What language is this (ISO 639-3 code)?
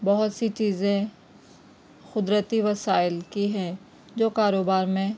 urd